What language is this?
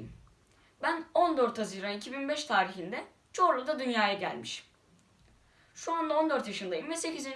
Turkish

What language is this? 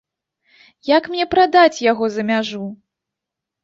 Belarusian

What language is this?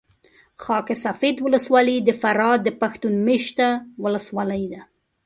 Pashto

